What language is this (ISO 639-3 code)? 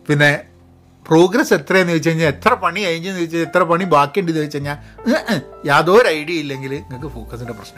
mal